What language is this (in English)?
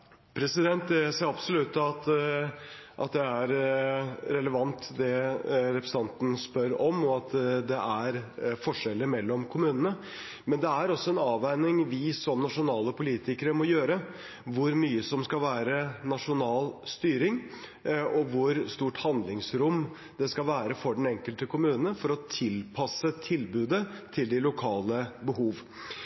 Norwegian Bokmål